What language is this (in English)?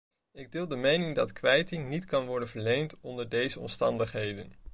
Dutch